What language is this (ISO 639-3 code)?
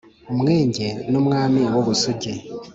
kin